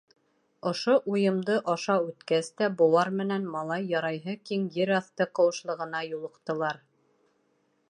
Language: Bashkir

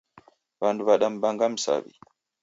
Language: Taita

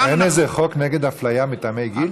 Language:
Hebrew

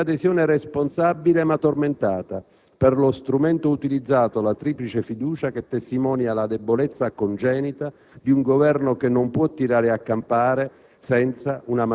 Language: Italian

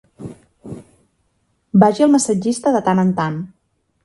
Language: Catalan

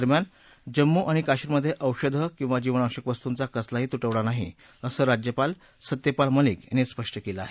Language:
Marathi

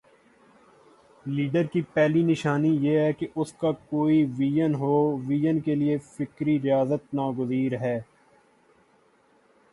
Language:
Urdu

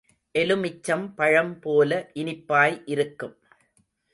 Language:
Tamil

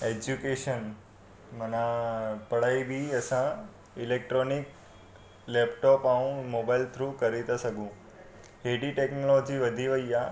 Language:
Sindhi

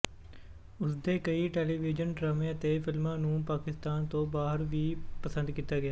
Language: Punjabi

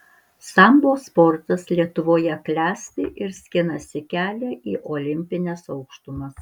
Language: Lithuanian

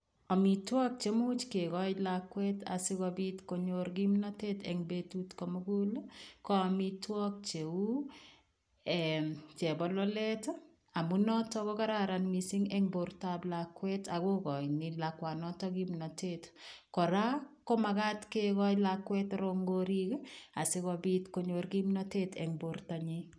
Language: Kalenjin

